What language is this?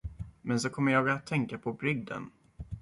Swedish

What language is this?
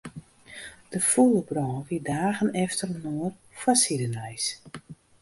Western Frisian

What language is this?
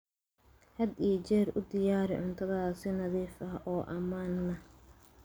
Somali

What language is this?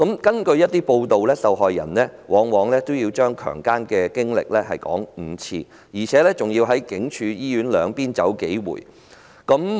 Cantonese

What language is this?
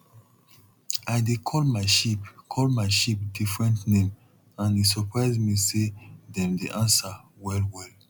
Nigerian Pidgin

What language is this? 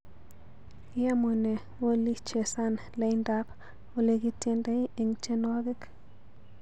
Kalenjin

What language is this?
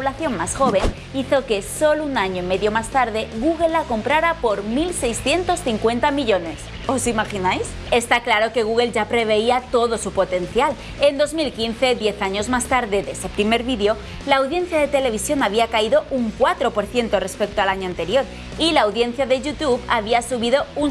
Spanish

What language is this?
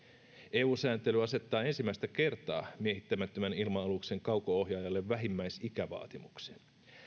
Finnish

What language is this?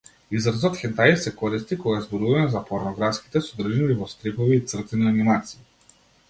Macedonian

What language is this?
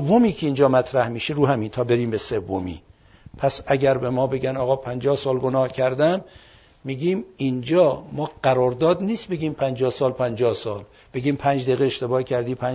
Persian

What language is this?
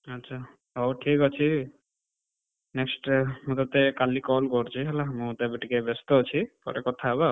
Odia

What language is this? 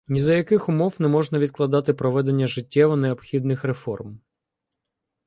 Ukrainian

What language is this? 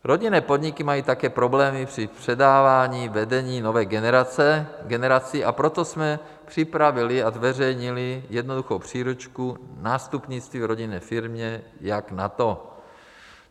Czech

